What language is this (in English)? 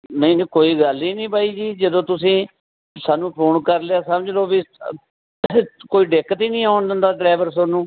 Punjabi